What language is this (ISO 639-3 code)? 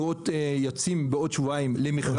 heb